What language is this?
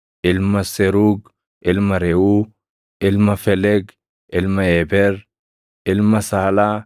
Oromo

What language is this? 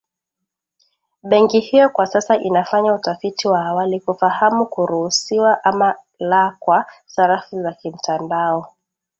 Swahili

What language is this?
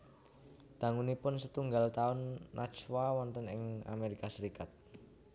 Javanese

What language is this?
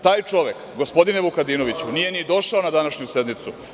Serbian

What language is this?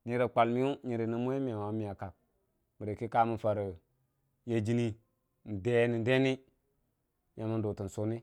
Dijim-Bwilim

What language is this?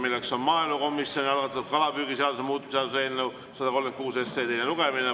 Estonian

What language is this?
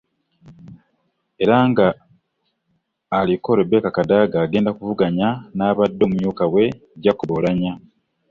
Ganda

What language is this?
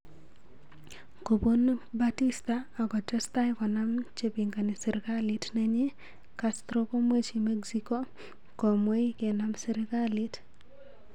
Kalenjin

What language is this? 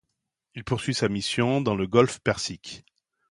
French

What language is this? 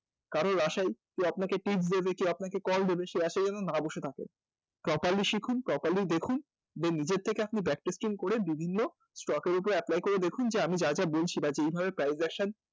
Bangla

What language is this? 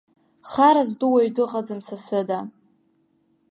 Abkhazian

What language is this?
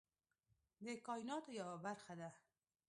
Pashto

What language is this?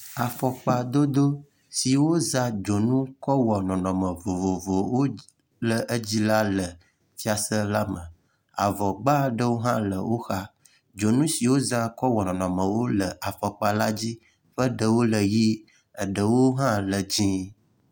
Ewe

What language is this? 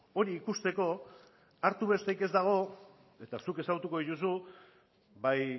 Basque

